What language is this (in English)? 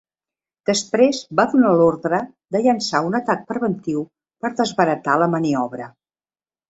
Catalan